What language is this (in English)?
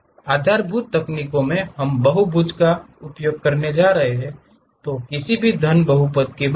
Hindi